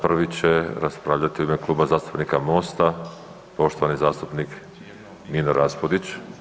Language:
Croatian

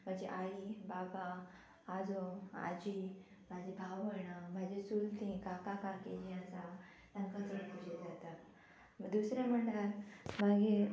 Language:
Konkani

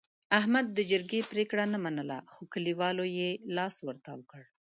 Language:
Pashto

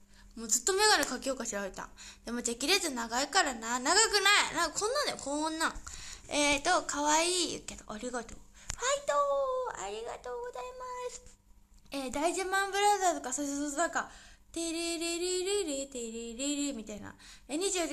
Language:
Japanese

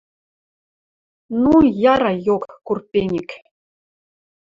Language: Western Mari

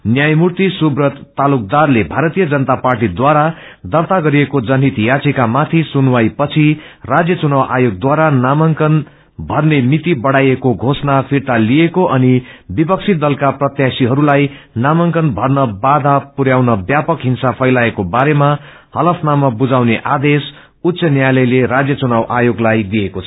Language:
Nepali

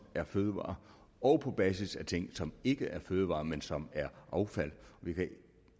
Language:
Danish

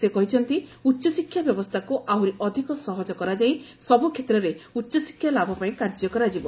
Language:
Odia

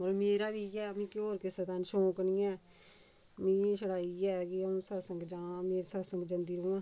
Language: Dogri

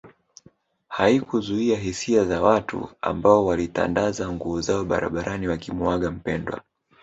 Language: Swahili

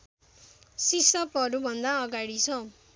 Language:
Nepali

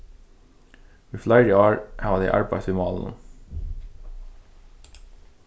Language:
Faroese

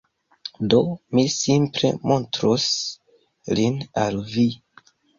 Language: Esperanto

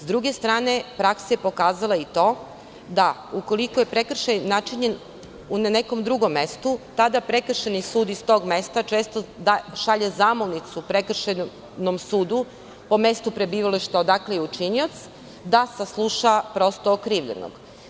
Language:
Serbian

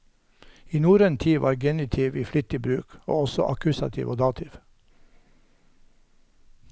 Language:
Norwegian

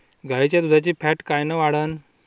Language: Marathi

